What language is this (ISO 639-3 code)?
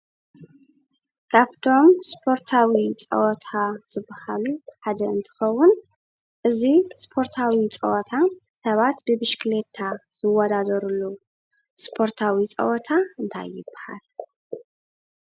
tir